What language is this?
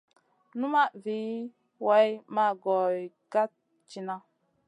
Masana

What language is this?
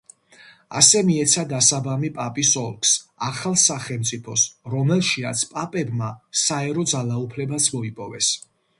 Georgian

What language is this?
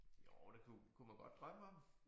Danish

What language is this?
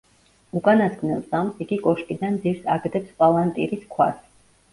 Georgian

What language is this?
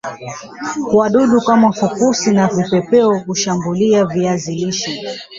Swahili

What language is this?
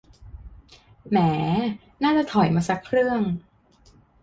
Thai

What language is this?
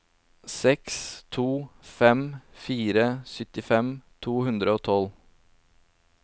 Norwegian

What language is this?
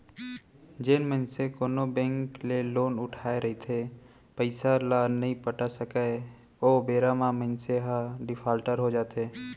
Chhattisgarhi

